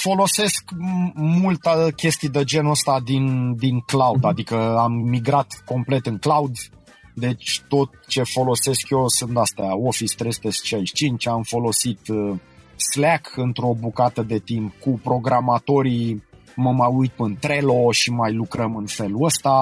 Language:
Romanian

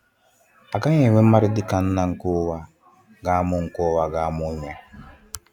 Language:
Igbo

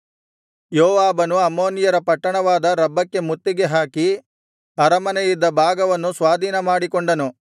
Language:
Kannada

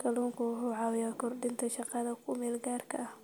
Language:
Somali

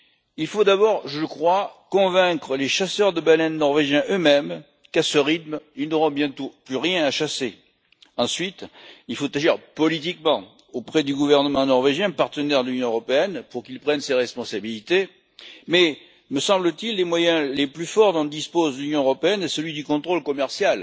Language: French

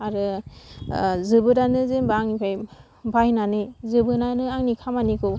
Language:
Bodo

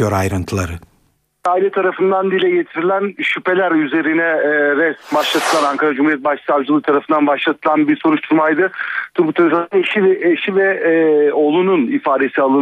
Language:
Turkish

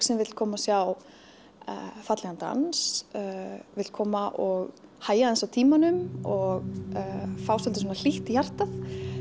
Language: Icelandic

